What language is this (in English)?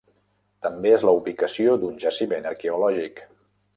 Catalan